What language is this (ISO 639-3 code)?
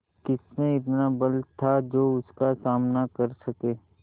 hin